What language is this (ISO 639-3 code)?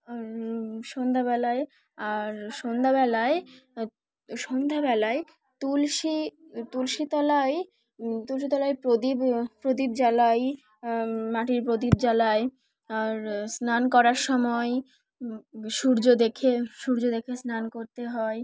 ben